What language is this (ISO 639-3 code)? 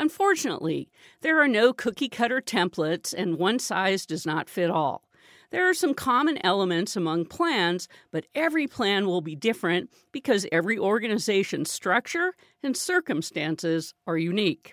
eng